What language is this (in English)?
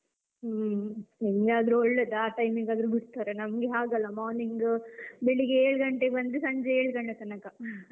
Kannada